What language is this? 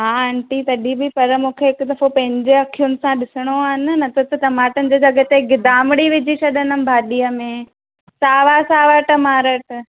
Sindhi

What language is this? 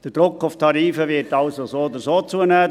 Swiss German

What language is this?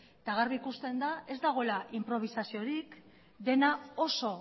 Basque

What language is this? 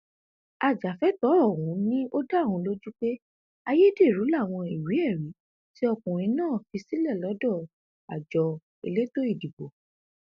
Yoruba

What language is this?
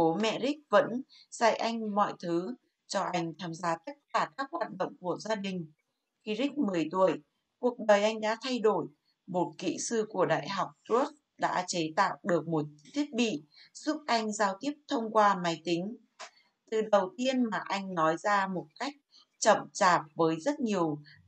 Vietnamese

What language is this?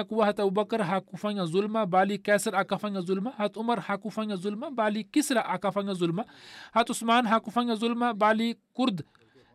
Swahili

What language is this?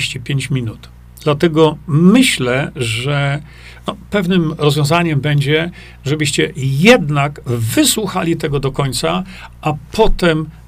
Polish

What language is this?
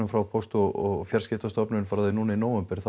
Icelandic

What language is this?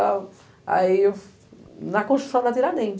Portuguese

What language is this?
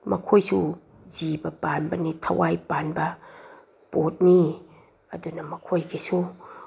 Manipuri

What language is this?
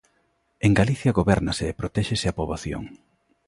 Galician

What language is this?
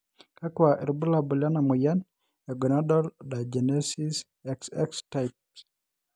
Masai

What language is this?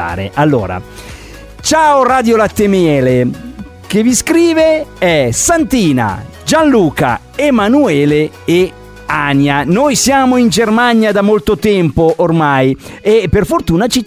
Italian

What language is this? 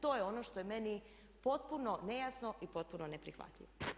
Croatian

